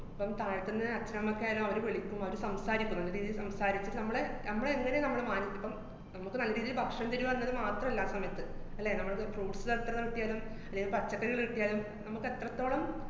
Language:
Malayalam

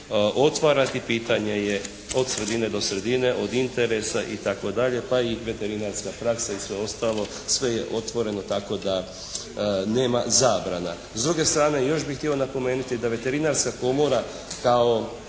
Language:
Croatian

